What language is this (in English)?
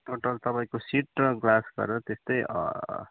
Nepali